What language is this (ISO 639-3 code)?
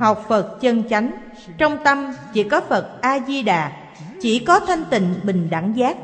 vie